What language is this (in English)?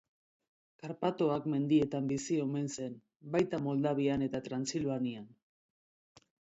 Basque